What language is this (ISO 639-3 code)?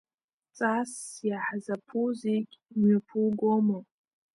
abk